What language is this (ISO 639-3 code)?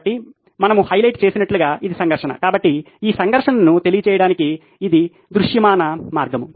tel